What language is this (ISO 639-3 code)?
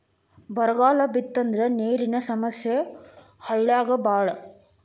kan